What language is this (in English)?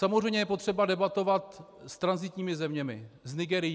Czech